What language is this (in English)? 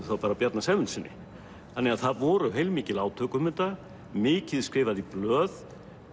Icelandic